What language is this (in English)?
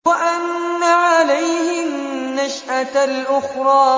Arabic